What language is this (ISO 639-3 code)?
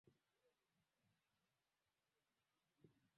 swa